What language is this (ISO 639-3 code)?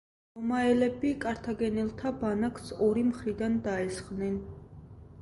kat